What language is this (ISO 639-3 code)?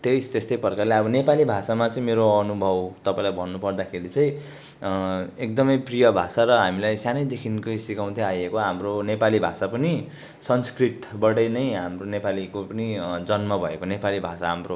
nep